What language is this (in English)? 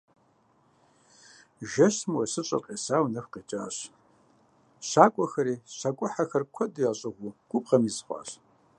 Kabardian